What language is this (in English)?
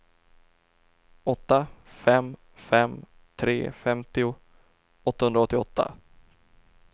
Swedish